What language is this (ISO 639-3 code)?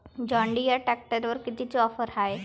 mar